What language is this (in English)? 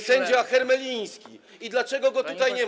Polish